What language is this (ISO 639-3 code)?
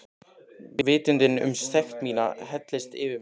isl